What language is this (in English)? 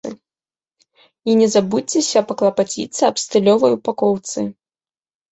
Belarusian